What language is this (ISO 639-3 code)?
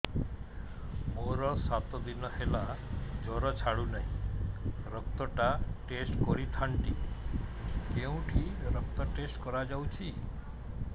ori